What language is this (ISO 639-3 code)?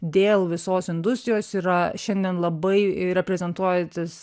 lit